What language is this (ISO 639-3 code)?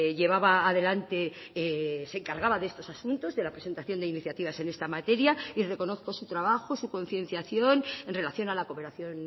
spa